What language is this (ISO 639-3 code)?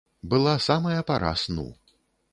bel